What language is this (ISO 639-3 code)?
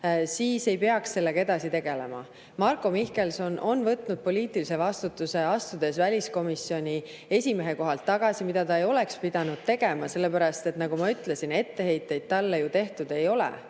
est